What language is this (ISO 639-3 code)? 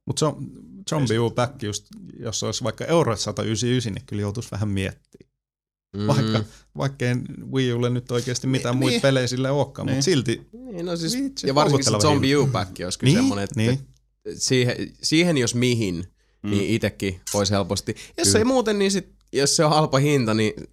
fin